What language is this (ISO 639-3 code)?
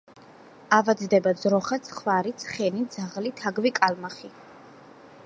kat